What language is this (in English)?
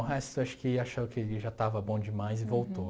Portuguese